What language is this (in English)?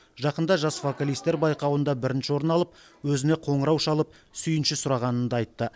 Kazakh